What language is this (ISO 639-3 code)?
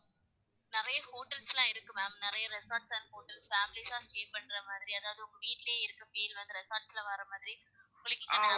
tam